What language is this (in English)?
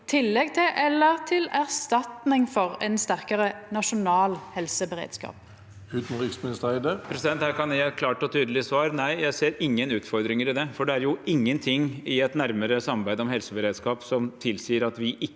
Norwegian